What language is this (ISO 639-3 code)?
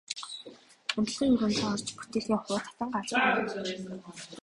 mon